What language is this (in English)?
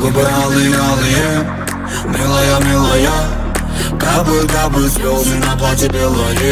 Russian